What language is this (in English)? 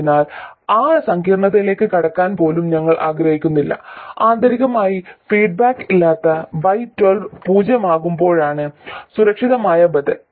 Malayalam